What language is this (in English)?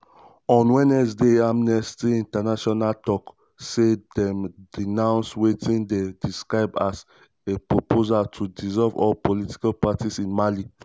Nigerian Pidgin